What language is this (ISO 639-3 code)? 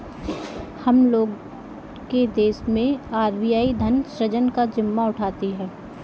hin